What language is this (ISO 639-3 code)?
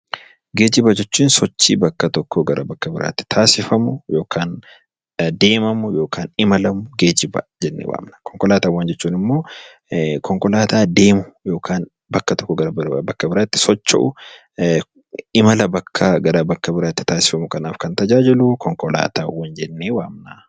orm